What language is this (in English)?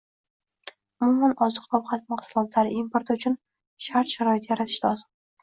Uzbek